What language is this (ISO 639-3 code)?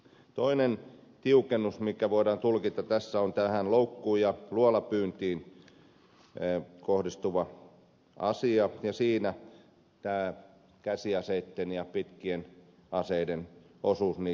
fin